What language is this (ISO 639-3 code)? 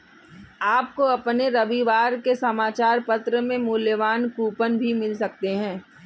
hin